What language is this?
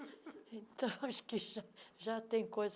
Portuguese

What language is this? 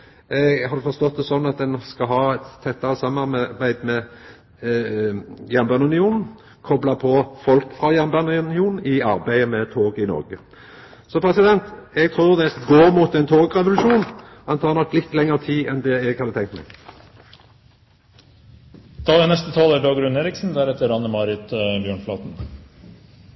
Norwegian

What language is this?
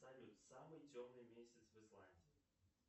Russian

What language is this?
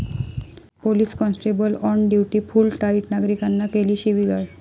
Marathi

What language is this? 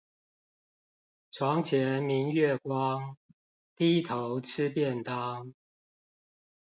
Chinese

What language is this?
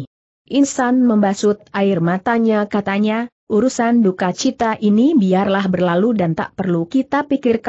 Indonesian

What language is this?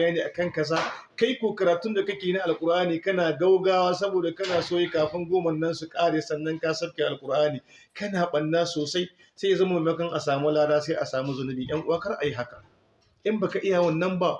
Hausa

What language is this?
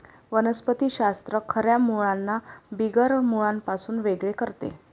Marathi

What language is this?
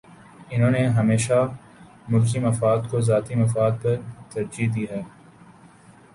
Urdu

